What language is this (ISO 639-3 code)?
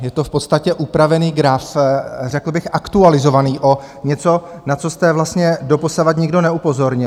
ces